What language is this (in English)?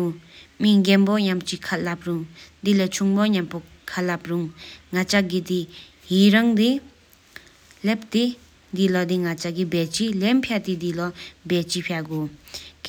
Sikkimese